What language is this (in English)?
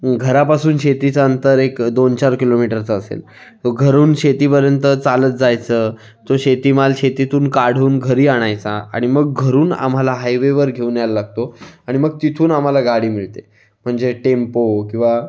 Marathi